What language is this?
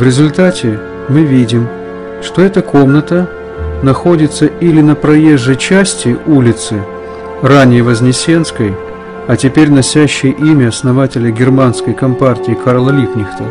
Russian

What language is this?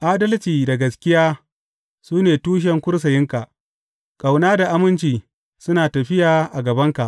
Hausa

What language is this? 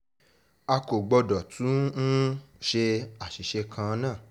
Yoruba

